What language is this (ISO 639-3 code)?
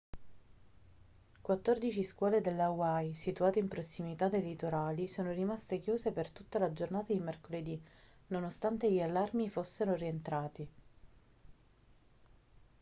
ita